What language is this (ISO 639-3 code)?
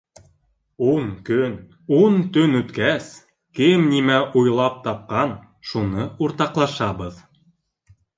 bak